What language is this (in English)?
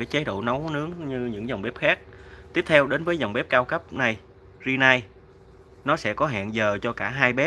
Vietnamese